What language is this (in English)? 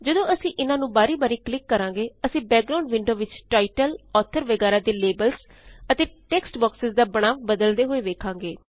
Punjabi